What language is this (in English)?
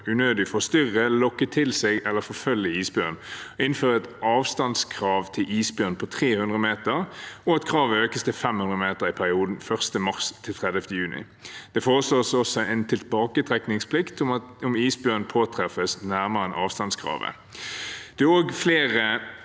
Norwegian